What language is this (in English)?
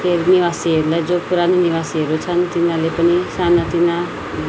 Nepali